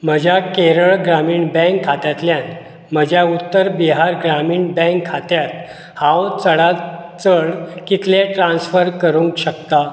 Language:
Konkani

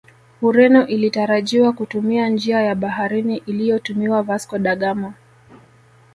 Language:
Swahili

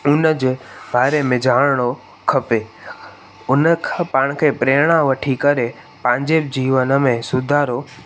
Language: Sindhi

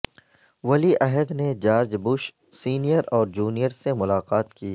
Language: Urdu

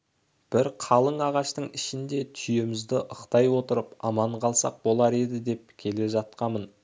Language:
Kazakh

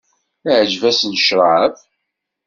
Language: Kabyle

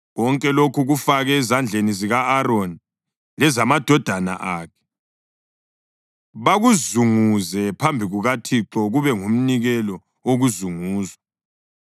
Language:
North Ndebele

